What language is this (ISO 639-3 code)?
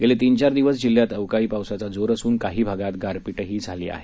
mar